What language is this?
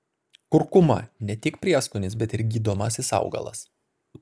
Lithuanian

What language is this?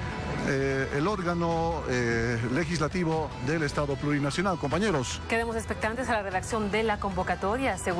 Spanish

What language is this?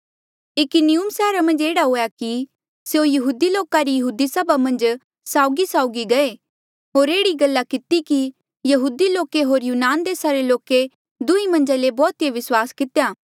Mandeali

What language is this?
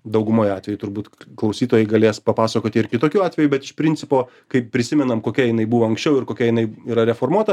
Lithuanian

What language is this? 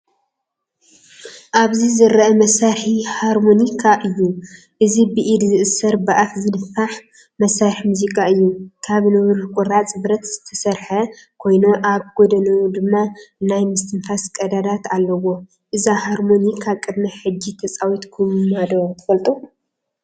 Tigrinya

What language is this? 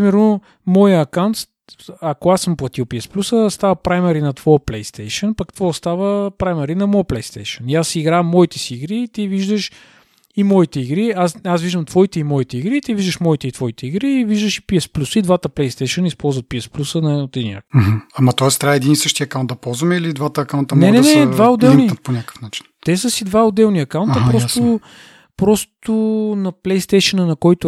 Bulgarian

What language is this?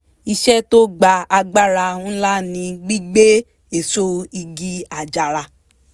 Yoruba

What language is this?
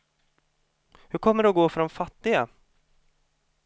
Swedish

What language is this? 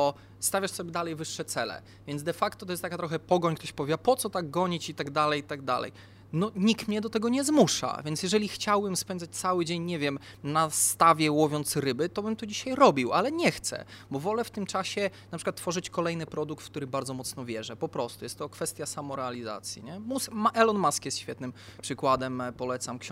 Polish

